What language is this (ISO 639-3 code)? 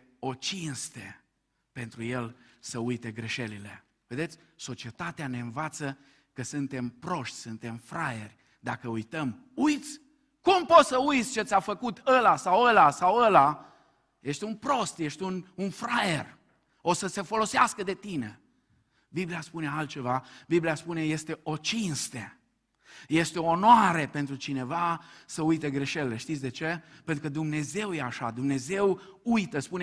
ron